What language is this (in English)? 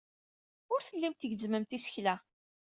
Kabyle